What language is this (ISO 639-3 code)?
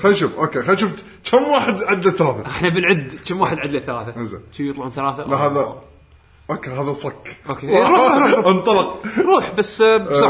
ara